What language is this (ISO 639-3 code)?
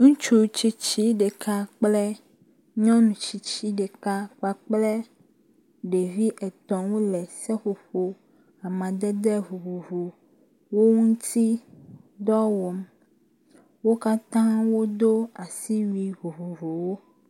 ewe